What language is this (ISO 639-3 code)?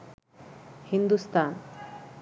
ben